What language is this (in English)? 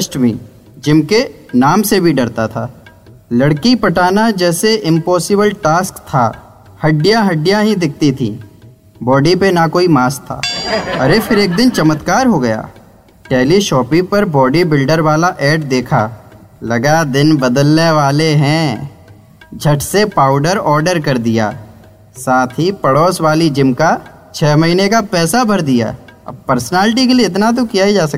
Hindi